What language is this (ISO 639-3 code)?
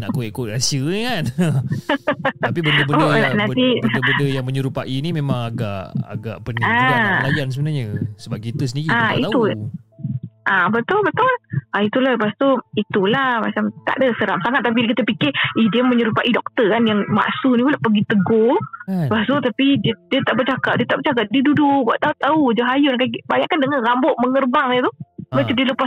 msa